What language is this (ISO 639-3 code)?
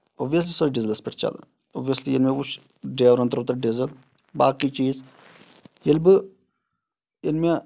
kas